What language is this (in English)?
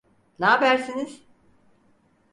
Turkish